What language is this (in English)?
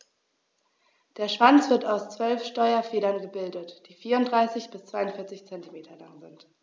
German